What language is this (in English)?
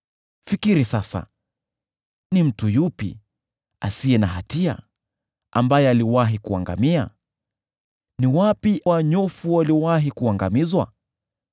Swahili